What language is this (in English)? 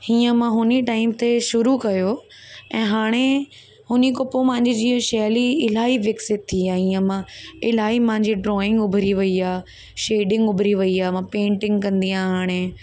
Sindhi